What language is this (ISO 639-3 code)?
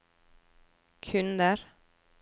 nor